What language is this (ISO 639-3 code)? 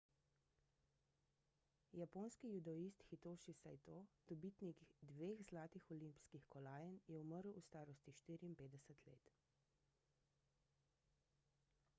slv